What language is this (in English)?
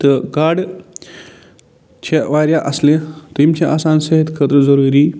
Kashmiri